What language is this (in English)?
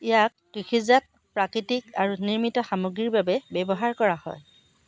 Assamese